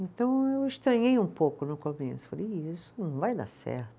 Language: Portuguese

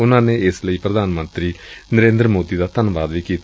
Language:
Punjabi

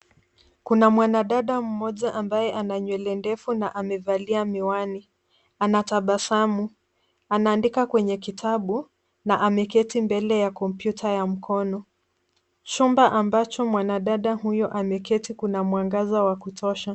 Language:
Swahili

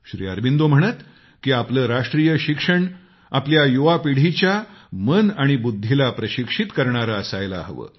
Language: Marathi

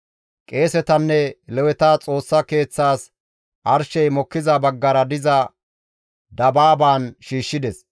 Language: Gamo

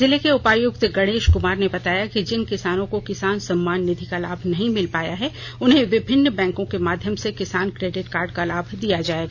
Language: Hindi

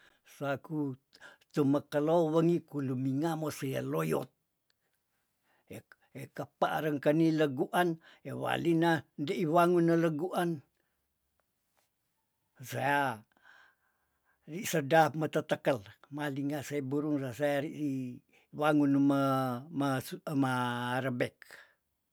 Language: Tondano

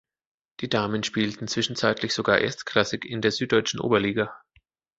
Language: German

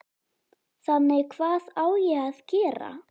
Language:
Icelandic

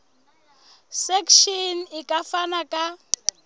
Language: Southern Sotho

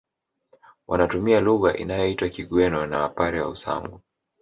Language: Swahili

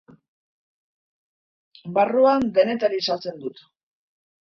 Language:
Basque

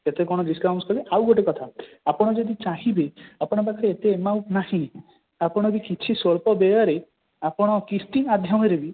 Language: Odia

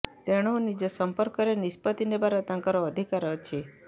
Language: Odia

